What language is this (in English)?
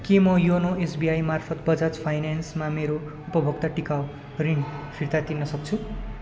Nepali